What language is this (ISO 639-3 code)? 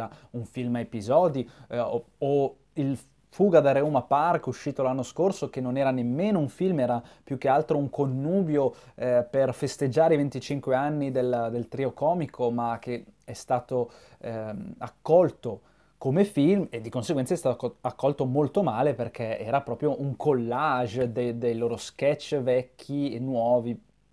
ita